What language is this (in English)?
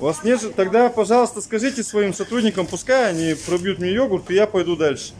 Russian